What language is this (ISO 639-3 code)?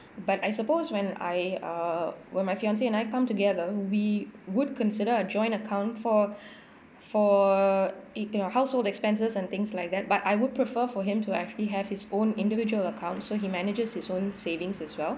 eng